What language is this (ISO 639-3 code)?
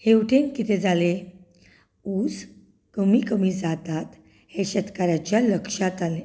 kok